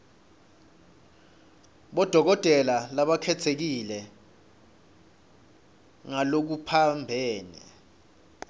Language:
Swati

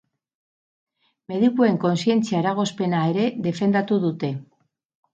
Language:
Basque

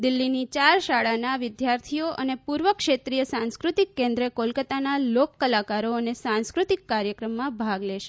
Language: Gujarati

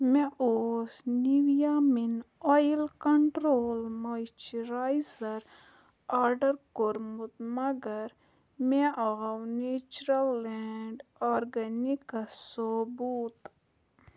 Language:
Kashmiri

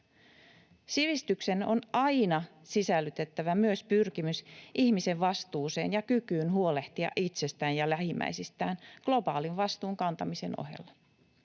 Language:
Finnish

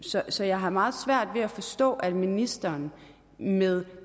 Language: Danish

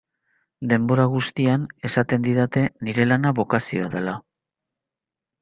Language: Basque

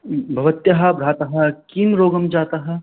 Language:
Sanskrit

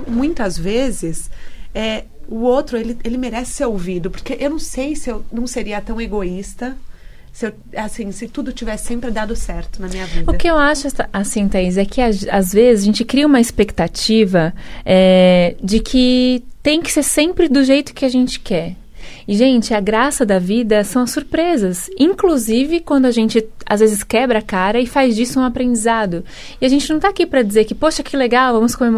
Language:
Portuguese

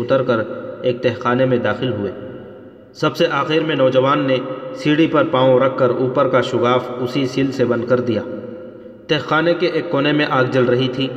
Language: Urdu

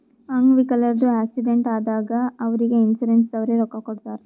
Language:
Kannada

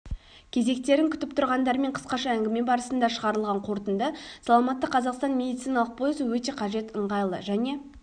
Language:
Kazakh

